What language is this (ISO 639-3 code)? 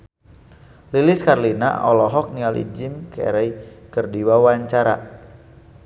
sun